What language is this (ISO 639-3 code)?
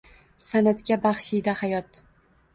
uzb